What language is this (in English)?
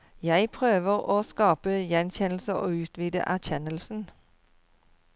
Norwegian